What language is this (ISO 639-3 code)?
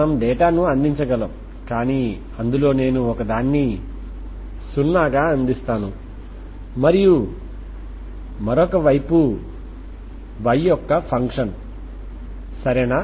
tel